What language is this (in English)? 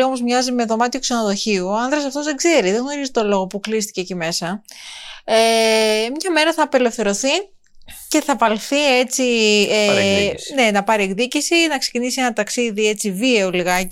Greek